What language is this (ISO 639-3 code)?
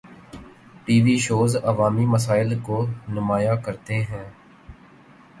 urd